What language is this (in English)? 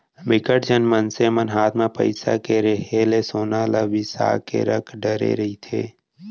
Chhattisgarhi